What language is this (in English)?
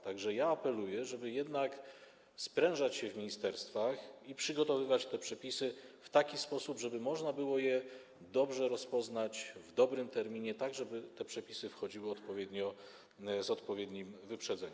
Polish